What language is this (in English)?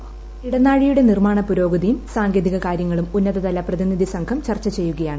Malayalam